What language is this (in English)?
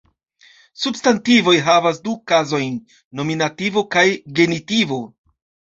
Esperanto